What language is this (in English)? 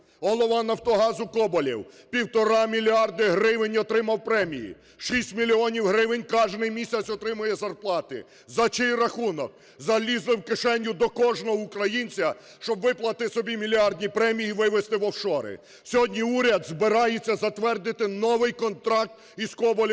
Ukrainian